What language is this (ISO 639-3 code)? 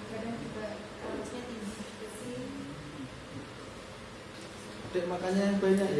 ind